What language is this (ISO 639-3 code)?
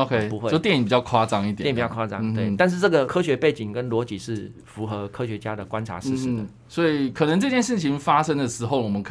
zho